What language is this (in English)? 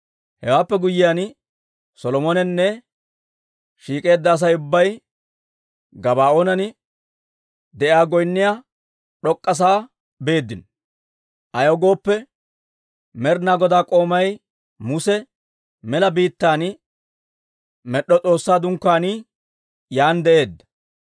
Dawro